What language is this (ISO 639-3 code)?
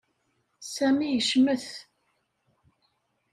kab